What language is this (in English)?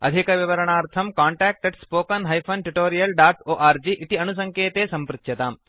Sanskrit